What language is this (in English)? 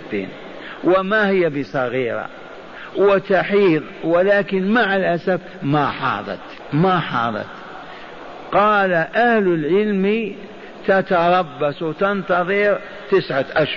Arabic